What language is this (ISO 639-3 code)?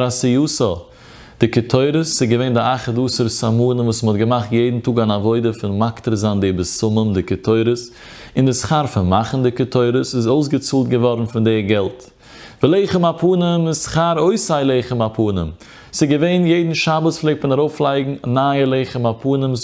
nld